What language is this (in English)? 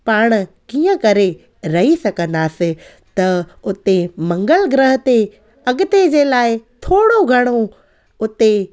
Sindhi